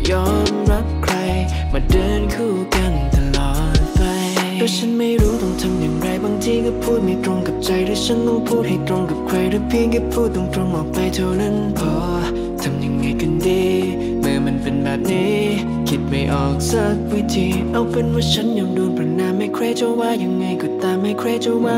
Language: Thai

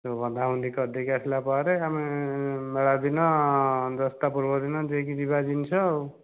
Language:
Odia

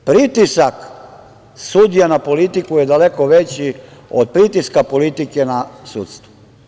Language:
Serbian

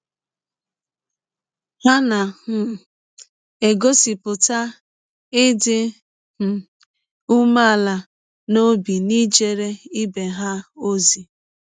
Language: Igbo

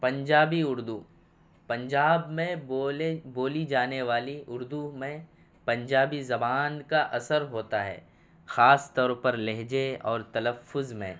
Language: Urdu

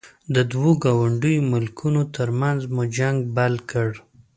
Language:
Pashto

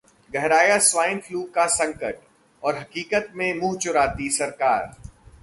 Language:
Hindi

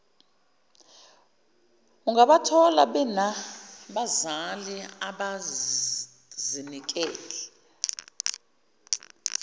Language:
Zulu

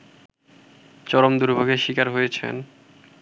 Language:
Bangla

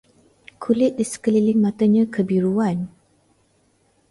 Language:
Malay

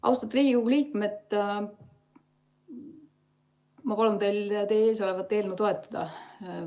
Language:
Estonian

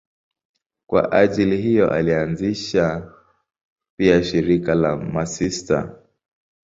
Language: Swahili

